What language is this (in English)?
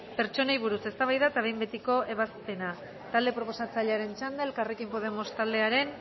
Basque